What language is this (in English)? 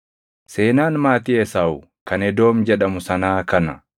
Oromo